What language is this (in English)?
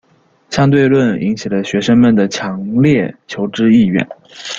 Chinese